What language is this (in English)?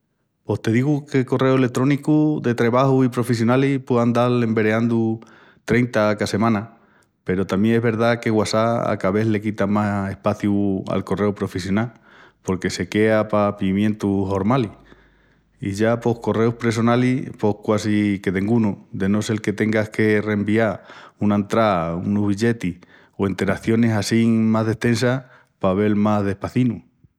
Extremaduran